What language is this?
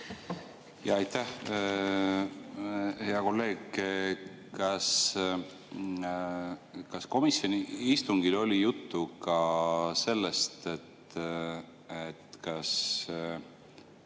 Estonian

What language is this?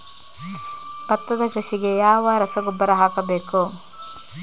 Kannada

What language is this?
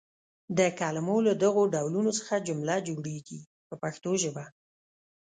Pashto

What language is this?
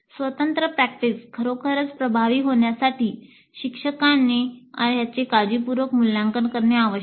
Marathi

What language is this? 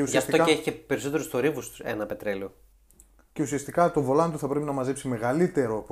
Greek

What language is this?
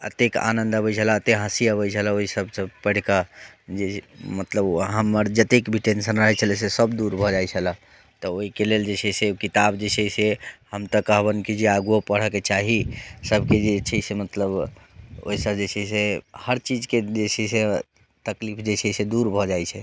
Maithili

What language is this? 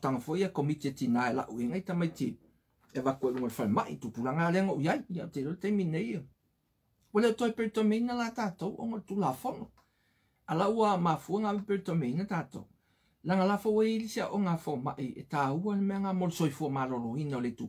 Portuguese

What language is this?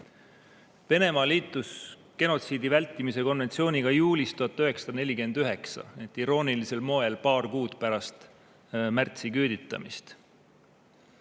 Estonian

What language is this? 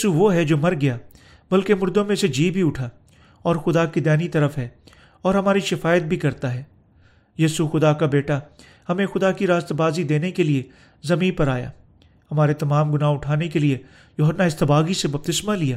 Urdu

